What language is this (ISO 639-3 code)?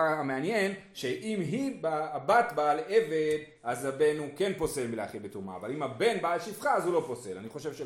heb